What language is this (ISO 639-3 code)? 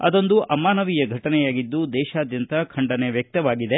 kan